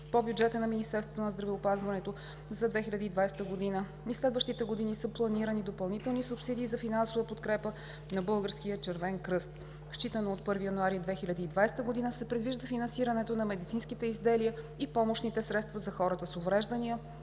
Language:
Bulgarian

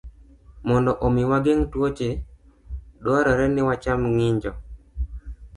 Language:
Luo (Kenya and Tanzania)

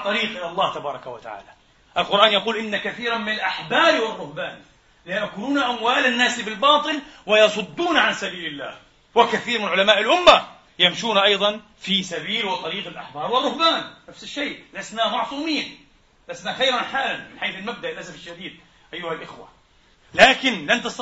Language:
Arabic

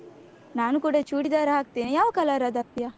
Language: Kannada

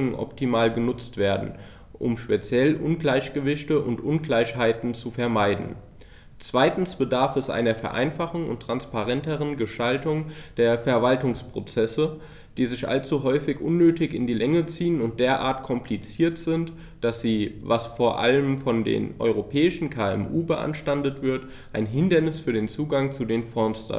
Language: German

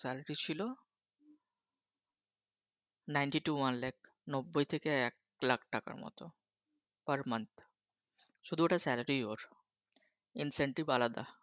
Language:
Bangla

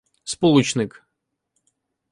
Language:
Ukrainian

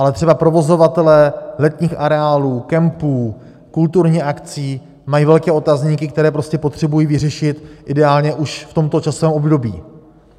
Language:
Czech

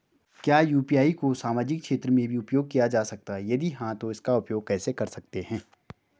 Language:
Hindi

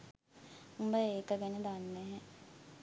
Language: Sinhala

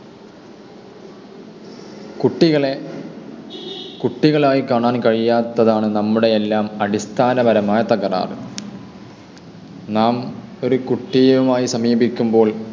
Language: Malayalam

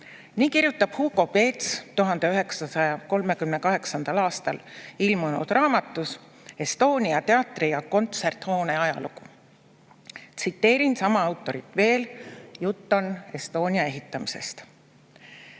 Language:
Estonian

